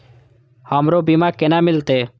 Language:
Maithili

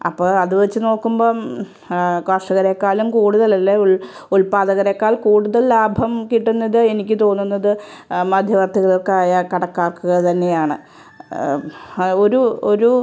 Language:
Malayalam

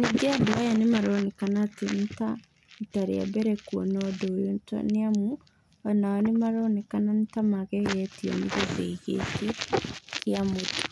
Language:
Kikuyu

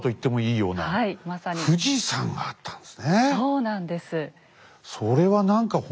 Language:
Japanese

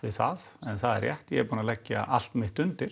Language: Icelandic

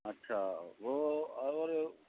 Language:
Urdu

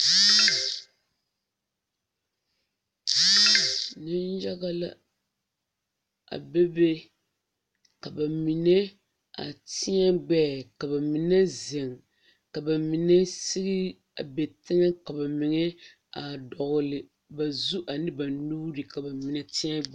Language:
Southern Dagaare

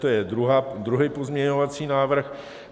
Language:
Czech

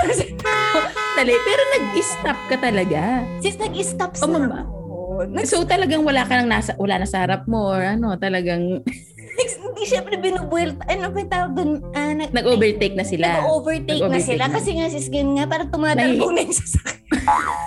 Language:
Filipino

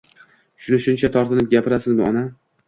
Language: Uzbek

